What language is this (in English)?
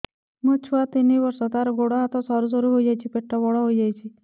Odia